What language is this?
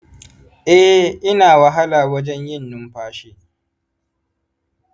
Hausa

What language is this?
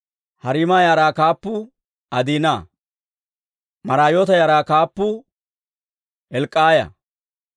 Dawro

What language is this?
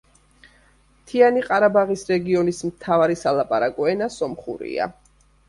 Georgian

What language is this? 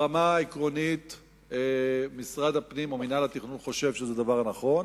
Hebrew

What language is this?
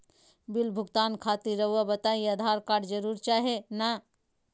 Magahi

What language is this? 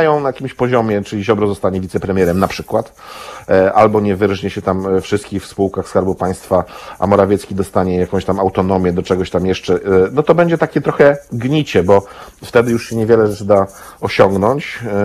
Polish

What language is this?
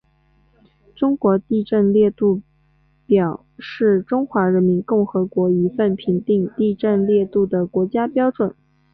Chinese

